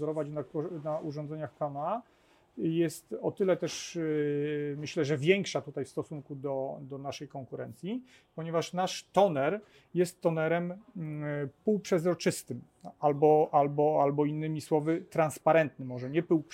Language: Polish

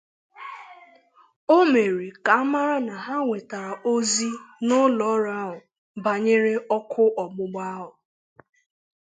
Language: Igbo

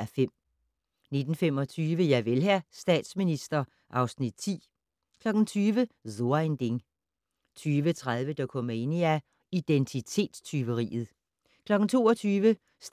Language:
Danish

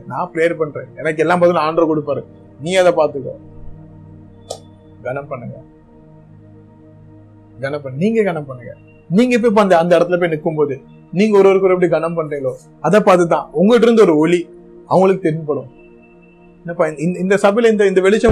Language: Tamil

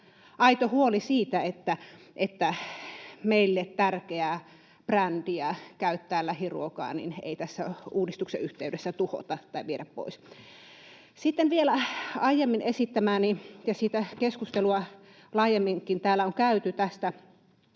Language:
Finnish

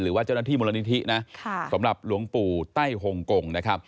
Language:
Thai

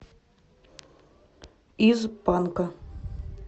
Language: Russian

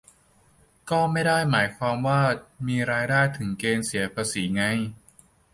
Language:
Thai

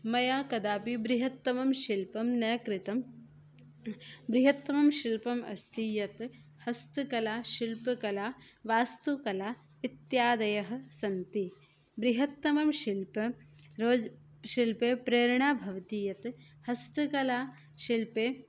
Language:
Sanskrit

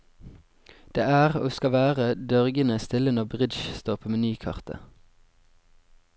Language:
Norwegian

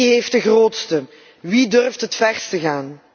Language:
Dutch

